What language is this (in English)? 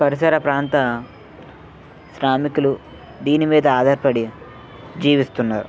Telugu